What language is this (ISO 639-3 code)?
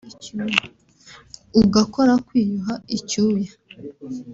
kin